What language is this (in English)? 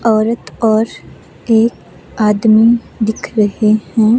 Hindi